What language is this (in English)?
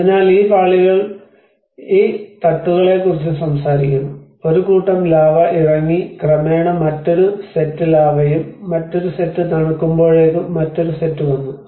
Malayalam